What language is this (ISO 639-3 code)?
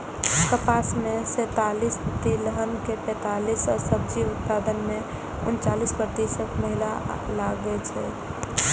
mai